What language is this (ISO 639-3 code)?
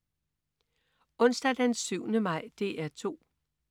dan